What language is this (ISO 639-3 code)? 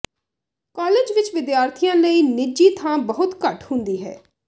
pan